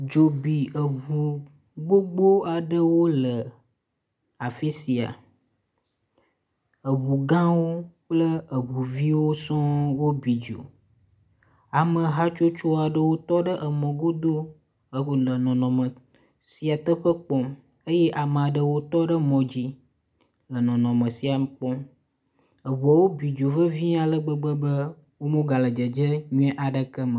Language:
Ewe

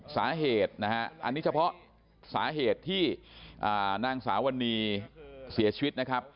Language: Thai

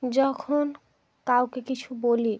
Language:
Bangla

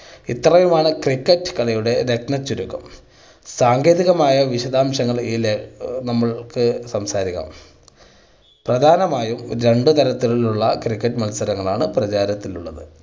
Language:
Malayalam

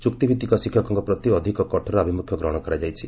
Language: Odia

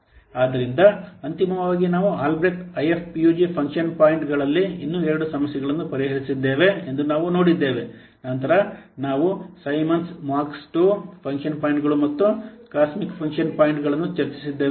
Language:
Kannada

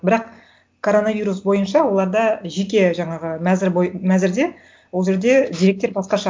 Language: Kazakh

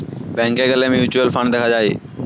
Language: Bangla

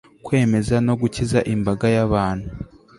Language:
Kinyarwanda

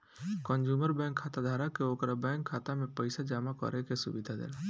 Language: Bhojpuri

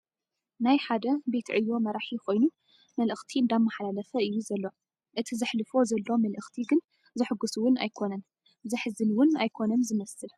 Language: Tigrinya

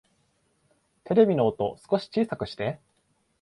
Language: Japanese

